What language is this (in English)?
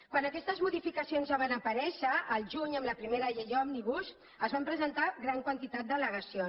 Catalan